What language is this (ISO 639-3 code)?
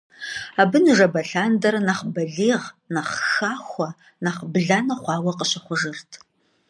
kbd